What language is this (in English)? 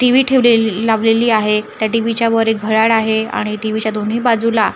Marathi